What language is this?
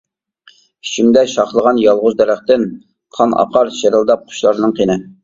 Uyghur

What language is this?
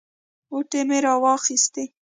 Pashto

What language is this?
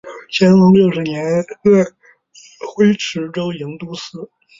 Chinese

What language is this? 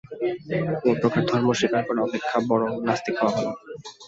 Bangla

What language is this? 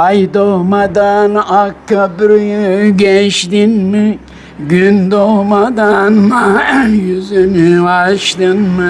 Turkish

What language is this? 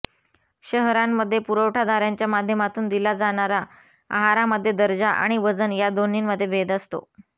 Marathi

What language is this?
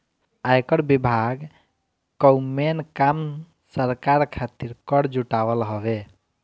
Bhojpuri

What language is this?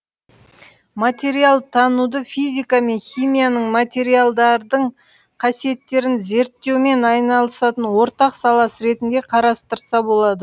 Kazakh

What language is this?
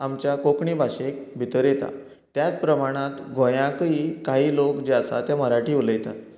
Konkani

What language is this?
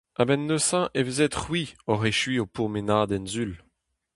Breton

